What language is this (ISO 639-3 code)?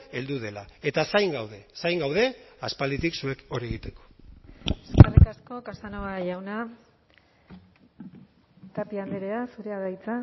eus